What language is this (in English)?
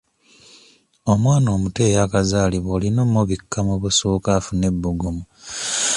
Ganda